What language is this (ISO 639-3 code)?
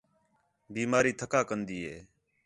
xhe